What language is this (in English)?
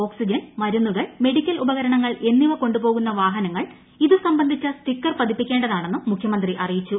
Malayalam